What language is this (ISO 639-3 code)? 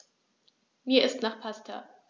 deu